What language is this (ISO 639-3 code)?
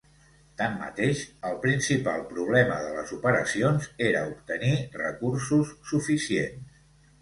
cat